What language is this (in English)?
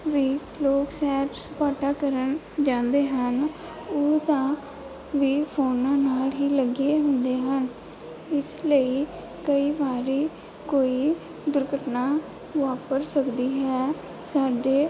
Punjabi